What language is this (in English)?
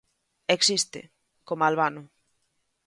Galician